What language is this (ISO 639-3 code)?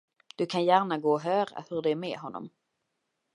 swe